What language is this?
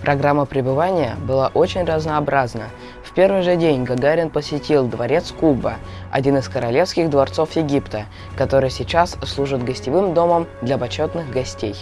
Russian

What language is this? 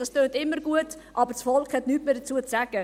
Swiss German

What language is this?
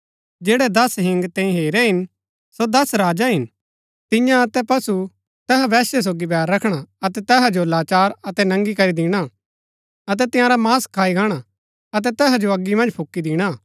Gaddi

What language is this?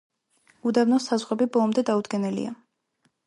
Georgian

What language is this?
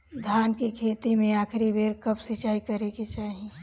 Bhojpuri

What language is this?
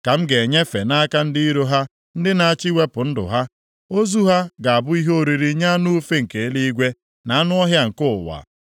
Igbo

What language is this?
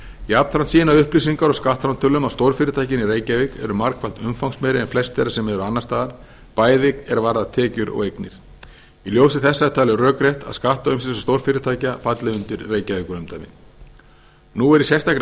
Icelandic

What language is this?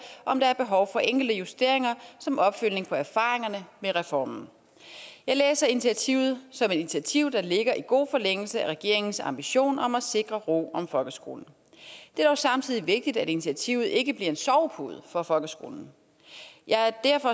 Danish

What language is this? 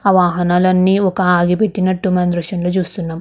Telugu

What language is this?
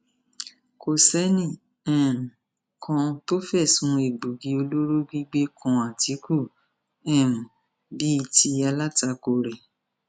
Yoruba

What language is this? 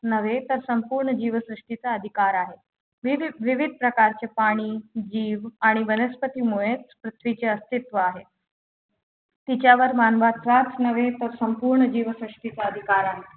Marathi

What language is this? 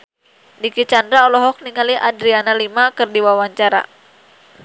Sundanese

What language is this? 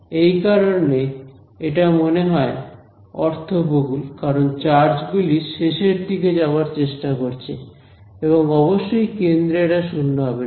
Bangla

